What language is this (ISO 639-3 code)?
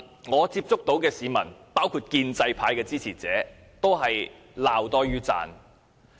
yue